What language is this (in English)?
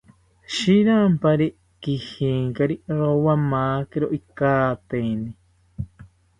South Ucayali Ashéninka